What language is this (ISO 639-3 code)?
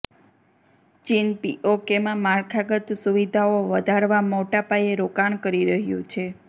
guj